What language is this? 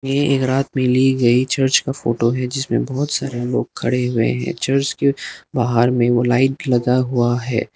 Hindi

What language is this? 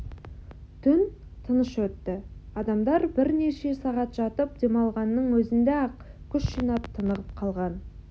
Kazakh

